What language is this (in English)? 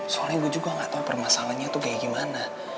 Indonesian